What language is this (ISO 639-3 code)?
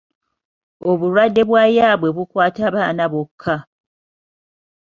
lug